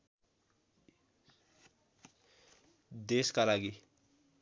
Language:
Nepali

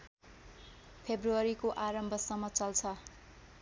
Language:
Nepali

